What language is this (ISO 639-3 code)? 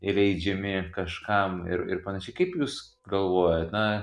lit